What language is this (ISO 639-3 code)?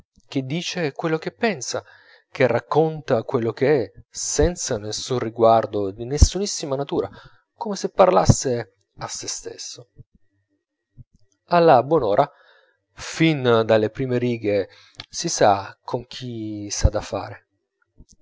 ita